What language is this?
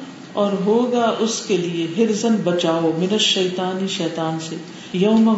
Urdu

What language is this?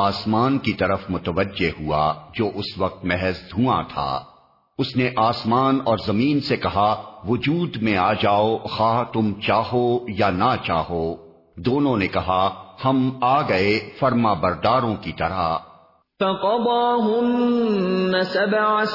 Urdu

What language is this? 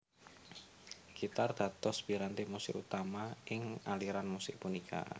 Javanese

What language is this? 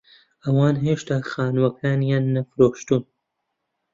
Central Kurdish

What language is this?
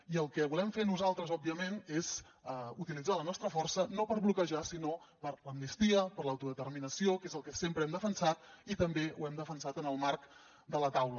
Catalan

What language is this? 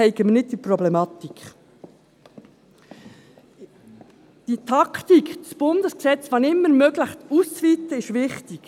Swiss German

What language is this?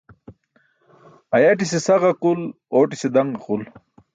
Burushaski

